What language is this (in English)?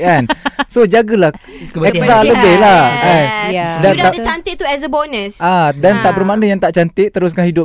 Malay